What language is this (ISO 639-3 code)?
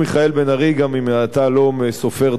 heb